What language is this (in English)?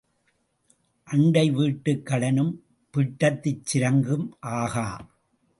Tamil